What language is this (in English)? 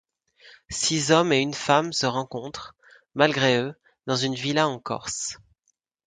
French